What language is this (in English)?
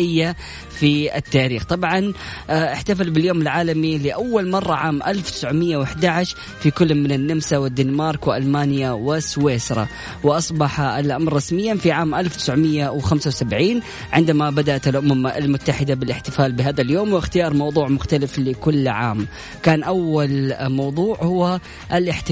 Arabic